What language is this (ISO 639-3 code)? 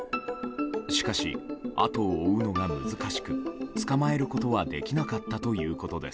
jpn